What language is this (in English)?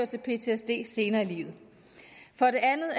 Danish